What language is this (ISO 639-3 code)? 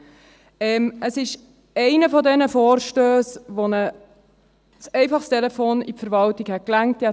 gsw